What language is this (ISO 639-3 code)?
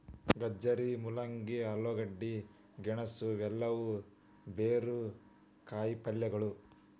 kan